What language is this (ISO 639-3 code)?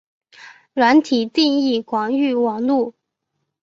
zho